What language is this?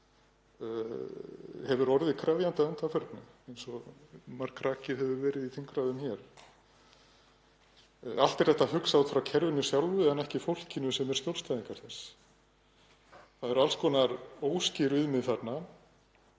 Icelandic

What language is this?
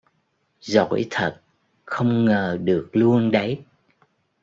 Vietnamese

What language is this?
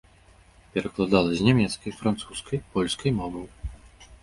Belarusian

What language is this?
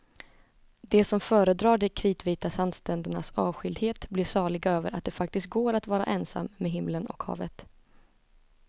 Swedish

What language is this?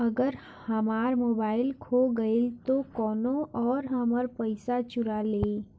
Bhojpuri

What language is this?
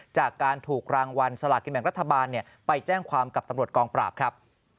Thai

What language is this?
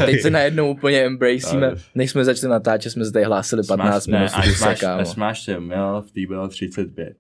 Czech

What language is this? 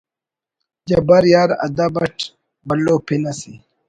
Brahui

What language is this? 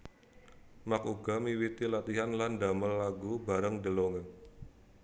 Javanese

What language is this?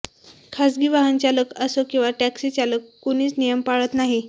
Marathi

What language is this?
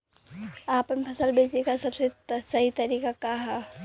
Bhojpuri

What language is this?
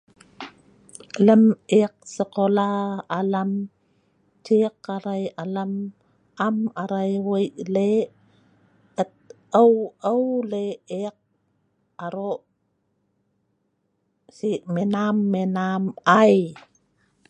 Sa'ban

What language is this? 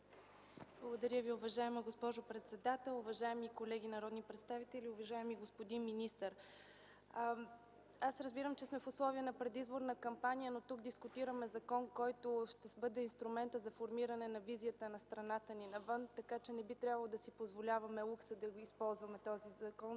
Bulgarian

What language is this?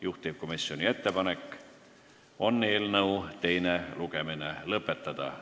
Estonian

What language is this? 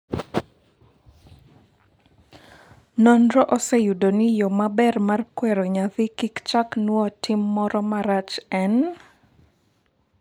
Luo (Kenya and Tanzania)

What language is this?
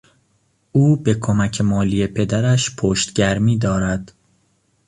Persian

